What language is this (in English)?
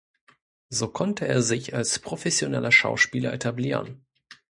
German